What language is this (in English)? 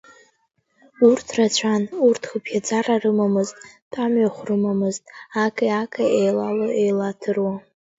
Abkhazian